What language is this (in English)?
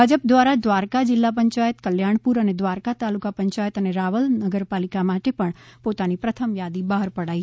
Gujarati